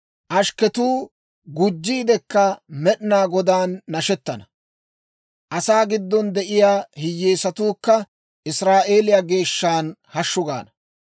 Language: Dawro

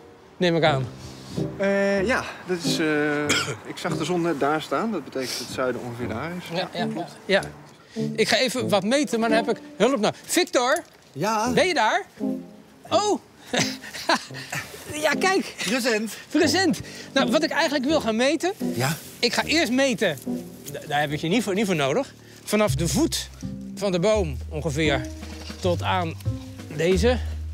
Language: Dutch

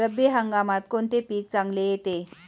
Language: Marathi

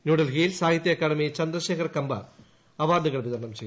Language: Malayalam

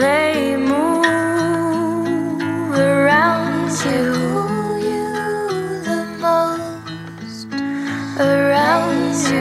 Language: French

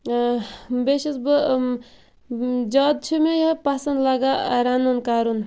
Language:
Kashmiri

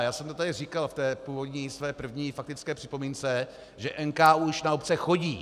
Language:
Czech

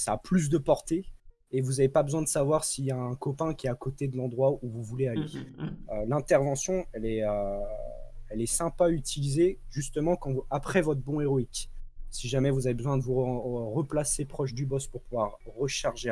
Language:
French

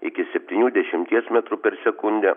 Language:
Lithuanian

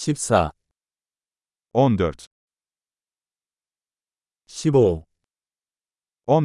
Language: Korean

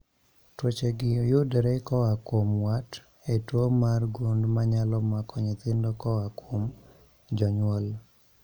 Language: Luo (Kenya and Tanzania)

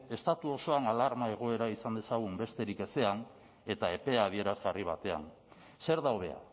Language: Basque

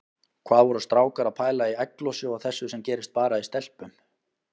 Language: Icelandic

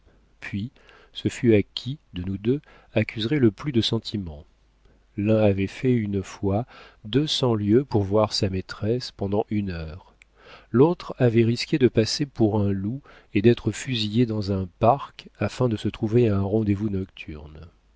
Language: French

